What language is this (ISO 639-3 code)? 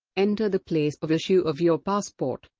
eng